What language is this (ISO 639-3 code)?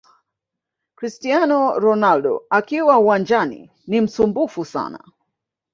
swa